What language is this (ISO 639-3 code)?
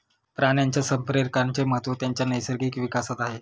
mar